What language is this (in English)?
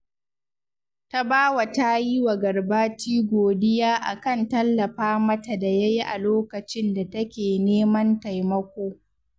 Hausa